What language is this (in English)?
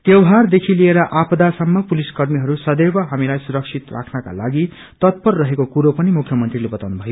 Nepali